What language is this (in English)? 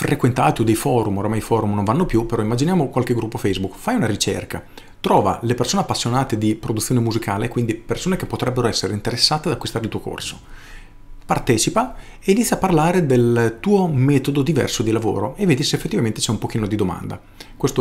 Italian